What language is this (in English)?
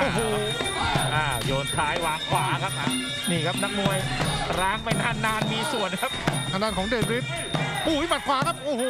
Thai